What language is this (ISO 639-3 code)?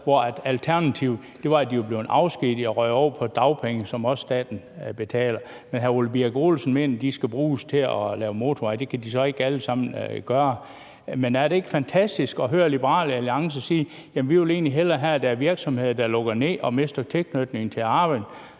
dan